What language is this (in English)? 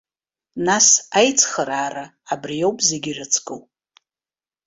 Abkhazian